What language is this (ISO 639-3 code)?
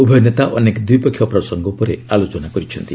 ori